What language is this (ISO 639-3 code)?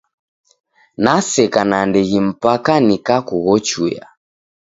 dav